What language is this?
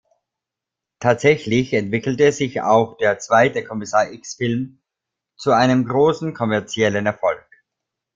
German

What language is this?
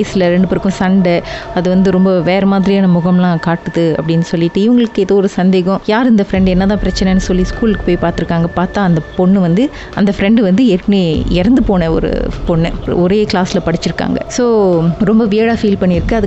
Tamil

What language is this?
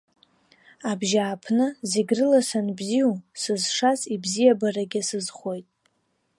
Abkhazian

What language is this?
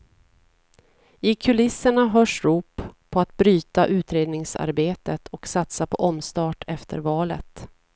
Swedish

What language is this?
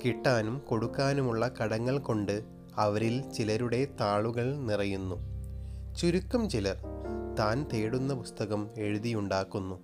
Malayalam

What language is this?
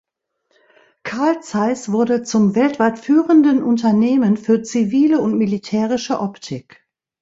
German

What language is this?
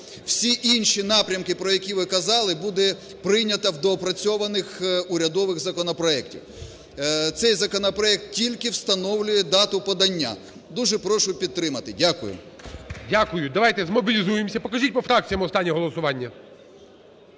Ukrainian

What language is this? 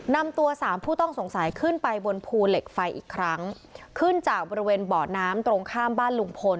Thai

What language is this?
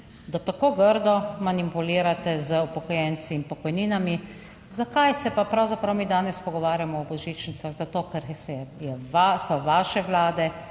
Slovenian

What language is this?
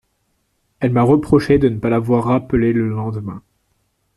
French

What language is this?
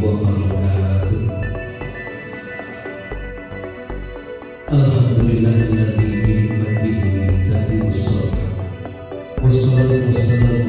Indonesian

